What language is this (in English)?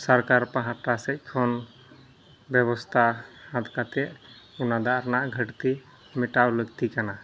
Santali